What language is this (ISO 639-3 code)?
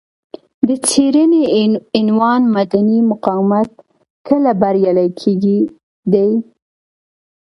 pus